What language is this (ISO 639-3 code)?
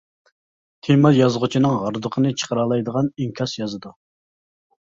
uig